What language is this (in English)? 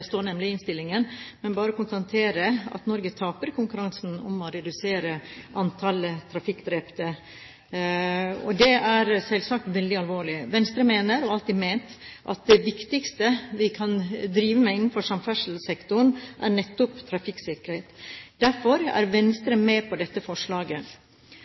Norwegian Bokmål